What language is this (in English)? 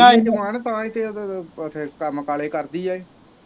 Punjabi